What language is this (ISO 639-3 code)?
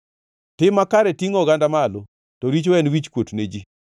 luo